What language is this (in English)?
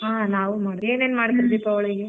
Kannada